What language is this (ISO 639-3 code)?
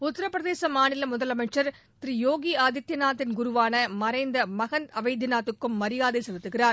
tam